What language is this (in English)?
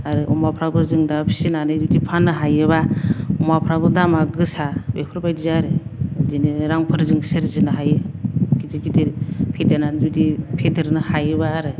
Bodo